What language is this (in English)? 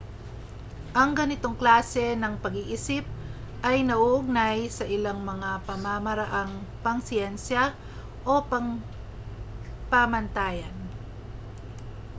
Filipino